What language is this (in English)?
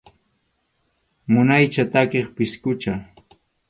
Arequipa-La Unión Quechua